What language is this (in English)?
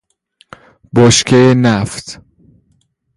Persian